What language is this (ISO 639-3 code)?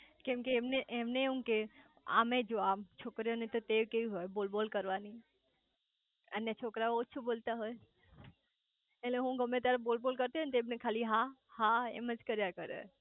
guj